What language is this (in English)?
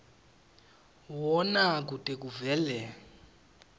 Swati